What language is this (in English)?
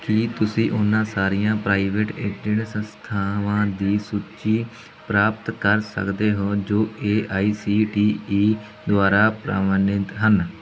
Punjabi